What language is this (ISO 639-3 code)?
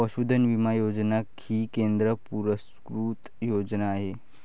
mar